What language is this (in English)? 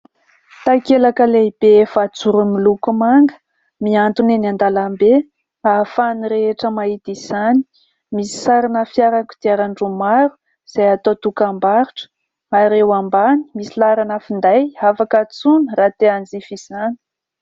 Malagasy